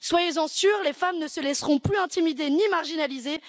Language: French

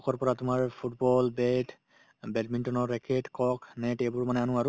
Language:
Assamese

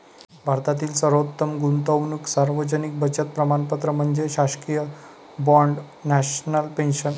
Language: Marathi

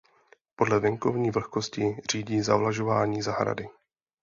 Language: Czech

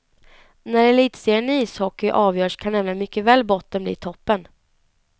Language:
Swedish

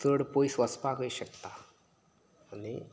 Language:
Konkani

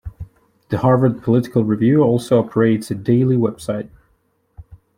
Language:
English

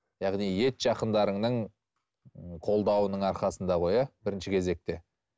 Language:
Kazakh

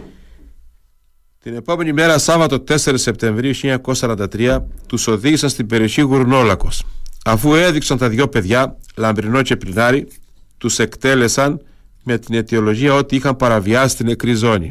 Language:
Greek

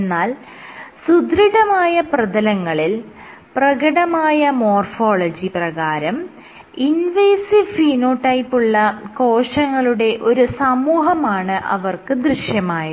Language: Malayalam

